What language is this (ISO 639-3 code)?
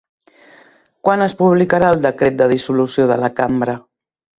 cat